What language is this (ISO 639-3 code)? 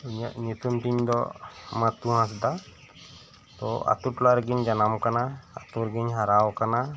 sat